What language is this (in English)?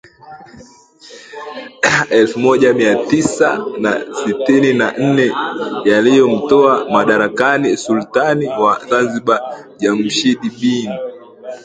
Swahili